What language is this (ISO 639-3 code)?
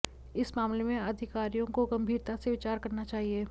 hin